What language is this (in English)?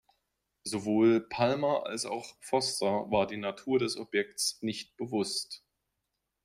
German